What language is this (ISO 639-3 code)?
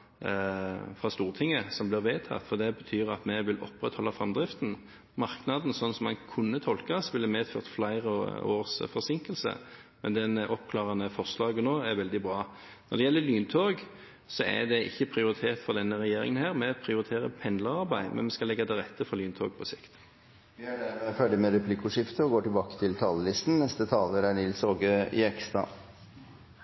nor